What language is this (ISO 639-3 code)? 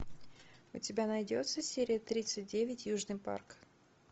rus